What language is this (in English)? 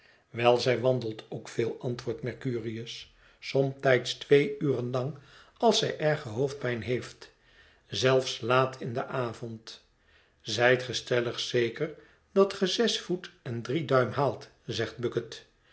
Dutch